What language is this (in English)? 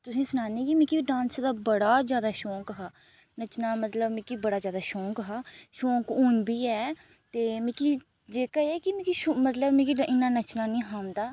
Dogri